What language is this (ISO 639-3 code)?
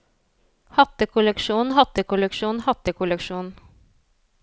nor